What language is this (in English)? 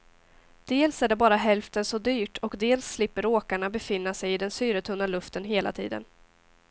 Swedish